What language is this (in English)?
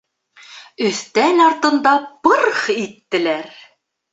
Bashkir